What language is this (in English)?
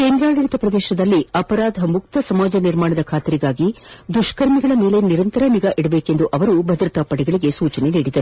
Kannada